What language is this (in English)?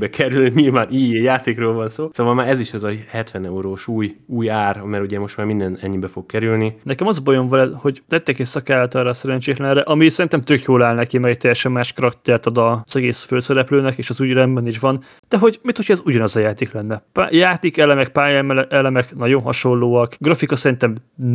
Hungarian